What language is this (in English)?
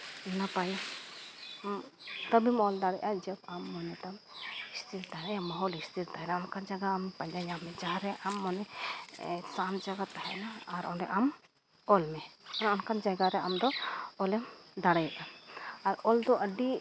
Santali